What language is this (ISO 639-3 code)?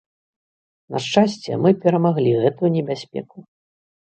bel